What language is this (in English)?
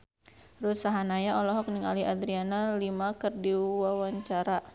Sundanese